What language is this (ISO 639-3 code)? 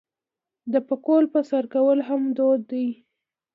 pus